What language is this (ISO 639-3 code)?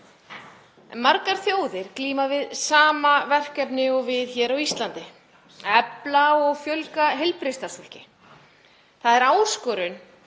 isl